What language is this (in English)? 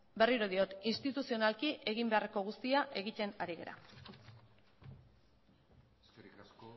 Basque